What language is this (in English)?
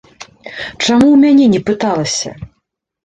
Belarusian